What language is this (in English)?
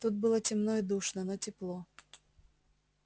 Russian